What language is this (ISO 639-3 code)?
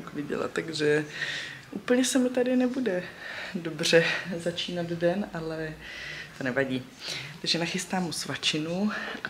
ces